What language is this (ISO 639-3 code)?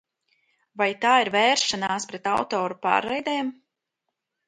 lav